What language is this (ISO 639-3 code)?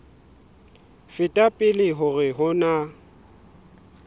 sot